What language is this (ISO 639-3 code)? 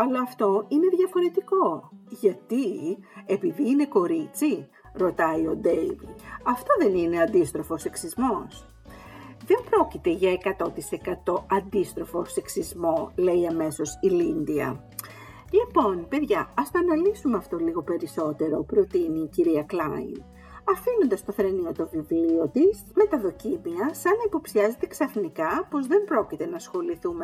ell